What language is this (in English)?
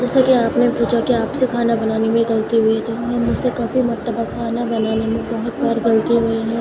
Urdu